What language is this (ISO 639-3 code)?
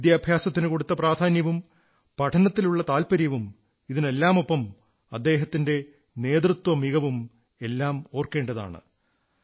mal